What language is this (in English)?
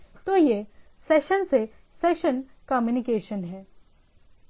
Hindi